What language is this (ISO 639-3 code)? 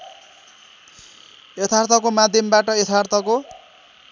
nep